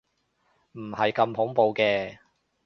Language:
Cantonese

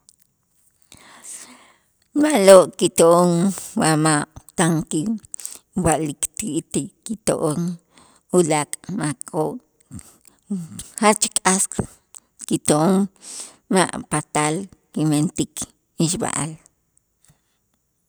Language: Itzá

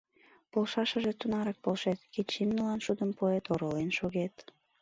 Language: Mari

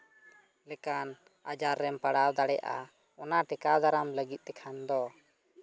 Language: Santali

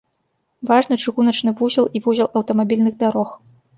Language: Belarusian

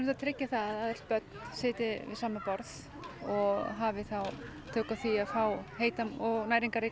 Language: Icelandic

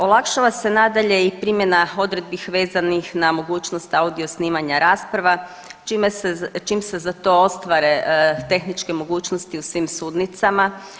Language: Croatian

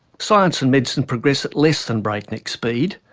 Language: English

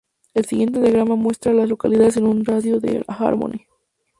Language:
Spanish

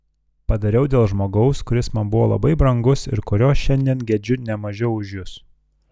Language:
Lithuanian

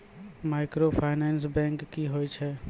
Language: Maithili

